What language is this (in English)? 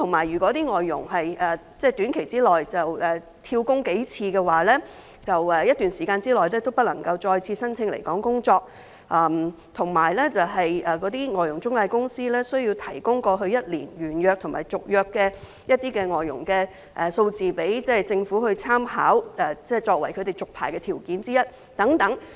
Cantonese